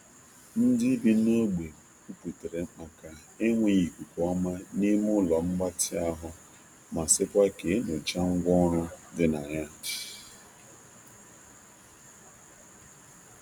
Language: Igbo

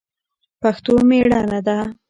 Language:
Pashto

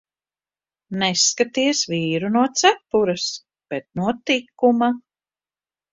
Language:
Latvian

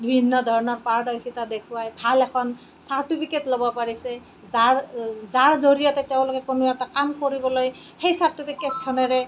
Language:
Assamese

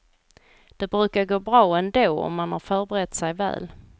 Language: Swedish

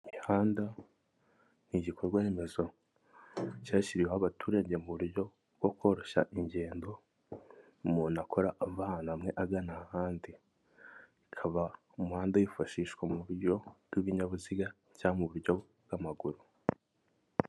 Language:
Kinyarwanda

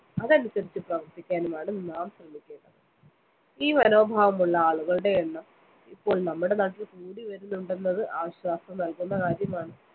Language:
Malayalam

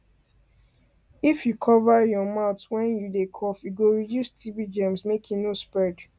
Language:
Nigerian Pidgin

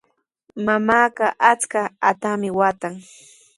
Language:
Sihuas Ancash Quechua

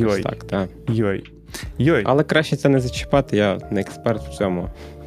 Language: Ukrainian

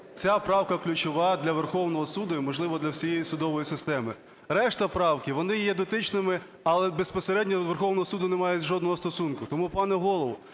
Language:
Ukrainian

